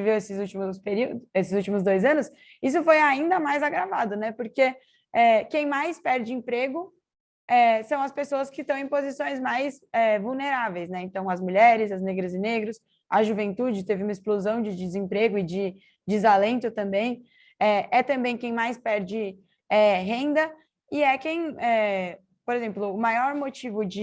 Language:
Portuguese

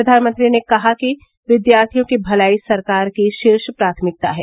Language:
Hindi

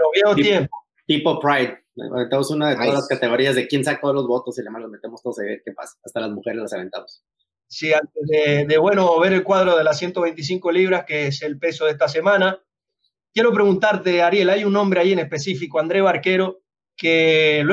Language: Spanish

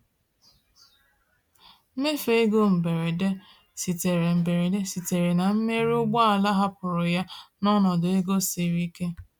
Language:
Igbo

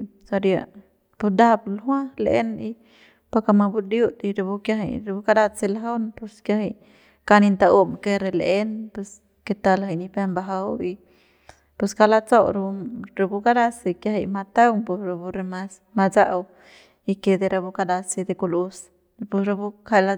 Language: Central Pame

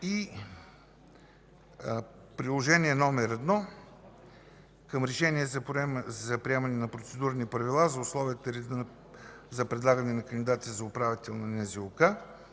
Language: Bulgarian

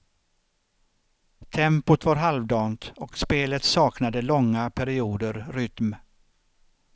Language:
Swedish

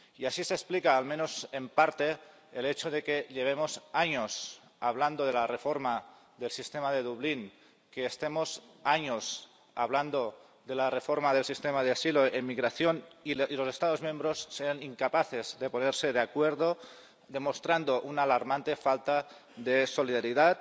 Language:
Spanish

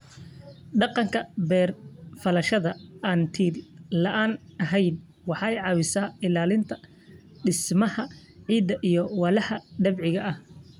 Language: Somali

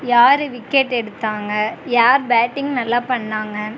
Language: Tamil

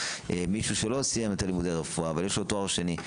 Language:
Hebrew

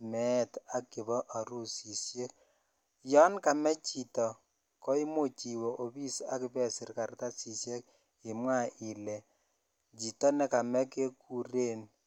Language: Kalenjin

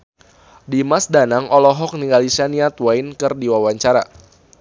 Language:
Sundanese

